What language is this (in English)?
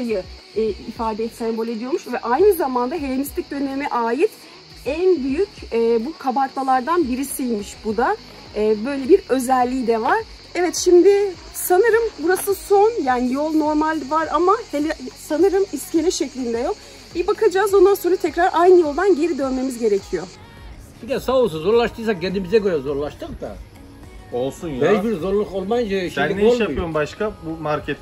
Turkish